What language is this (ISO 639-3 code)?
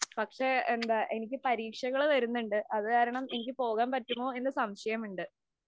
mal